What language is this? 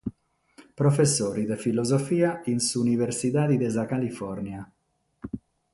Sardinian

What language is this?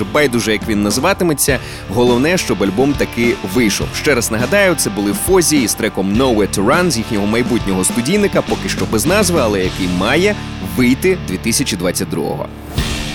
Ukrainian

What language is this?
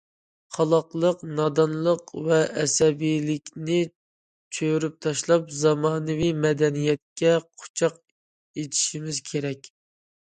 Uyghur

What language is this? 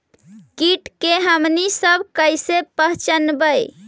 Magahi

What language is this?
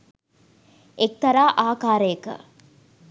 Sinhala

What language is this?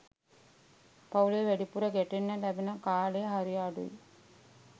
Sinhala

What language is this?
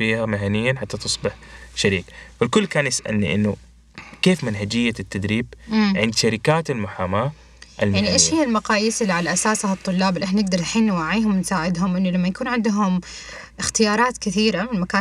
Arabic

